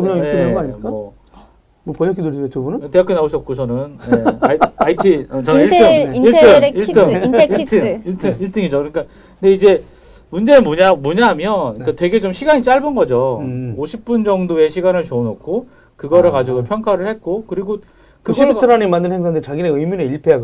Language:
Korean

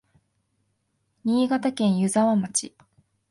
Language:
Japanese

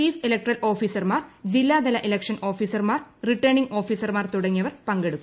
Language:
Malayalam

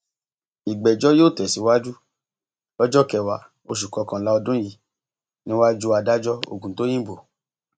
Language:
Yoruba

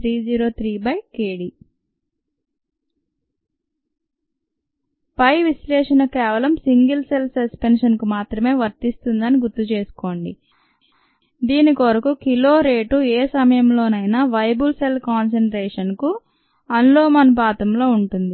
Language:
Telugu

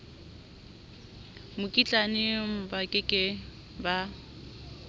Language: Southern Sotho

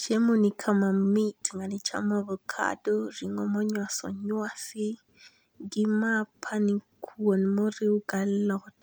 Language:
Luo (Kenya and Tanzania)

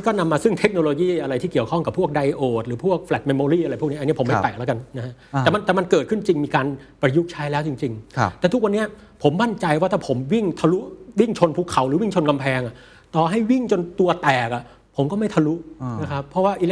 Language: Thai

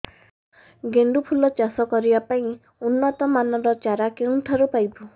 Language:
Odia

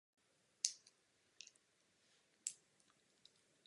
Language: Czech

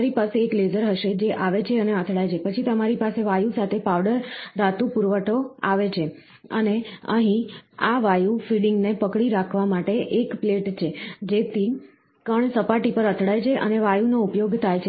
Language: Gujarati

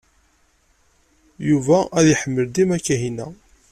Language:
Kabyle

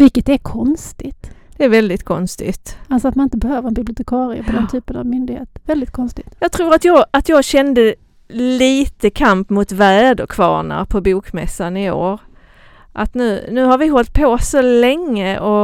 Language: Swedish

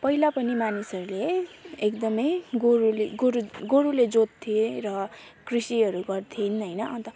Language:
Nepali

